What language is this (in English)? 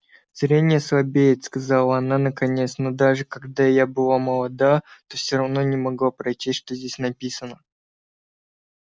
Russian